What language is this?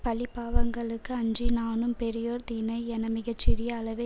Tamil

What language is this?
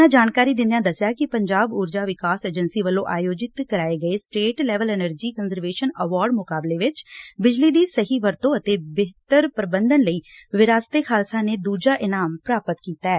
Punjabi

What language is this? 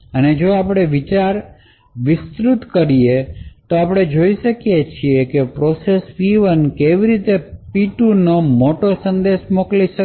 Gujarati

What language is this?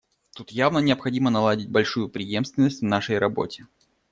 Russian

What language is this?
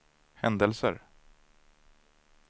Swedish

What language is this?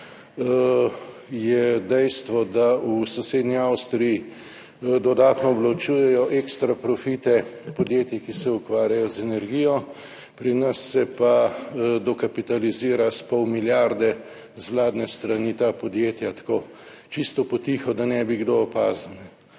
Slovenian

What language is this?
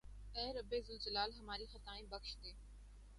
Urdu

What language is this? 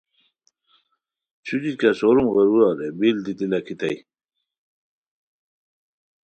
Khowar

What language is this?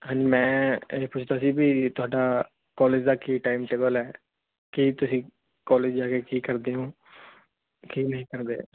Punjabi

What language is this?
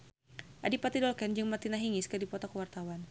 Sundanese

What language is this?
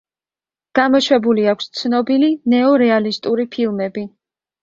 Georgian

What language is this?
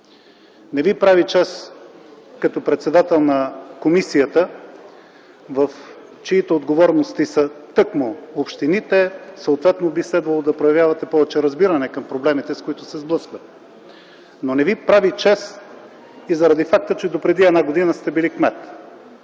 Bulgarian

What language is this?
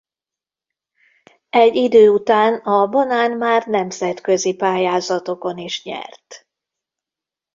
Hungarian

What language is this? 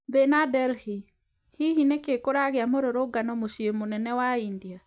Kikuyu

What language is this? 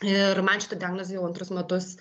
Lithuanian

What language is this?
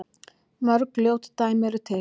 Icelandic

